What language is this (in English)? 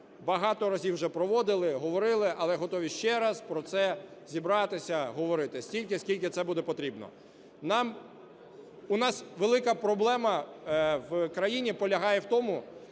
Ukrainian